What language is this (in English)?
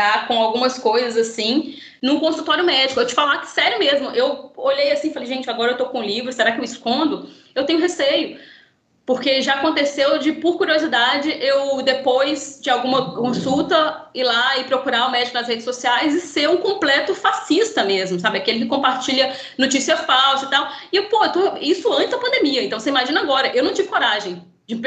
Portuguese